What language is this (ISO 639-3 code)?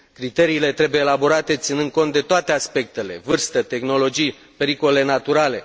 ron